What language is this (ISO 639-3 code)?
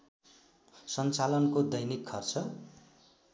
nep